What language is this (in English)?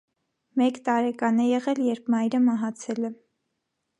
Armenian